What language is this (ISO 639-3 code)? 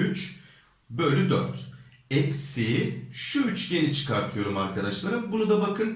tur